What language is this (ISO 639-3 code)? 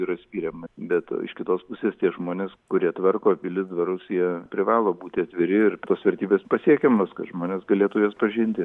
lit